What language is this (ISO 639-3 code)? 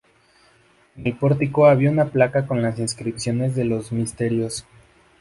spa